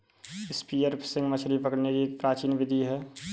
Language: Hindi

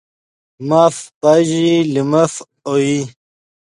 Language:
Yidgha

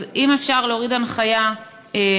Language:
Hebrew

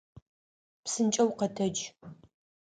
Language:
Adyghe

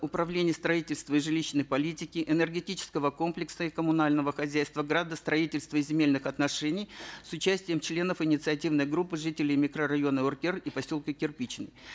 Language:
Kazakh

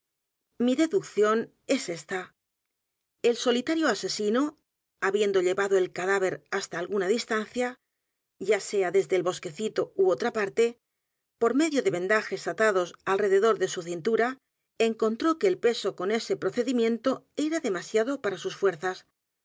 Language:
Spanish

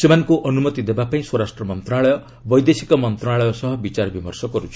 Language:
Odia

